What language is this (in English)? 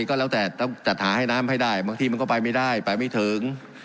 Thai